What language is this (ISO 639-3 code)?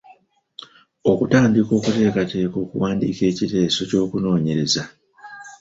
lug